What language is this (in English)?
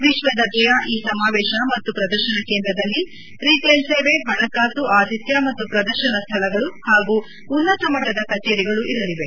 Kannada